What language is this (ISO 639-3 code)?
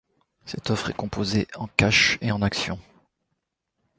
fra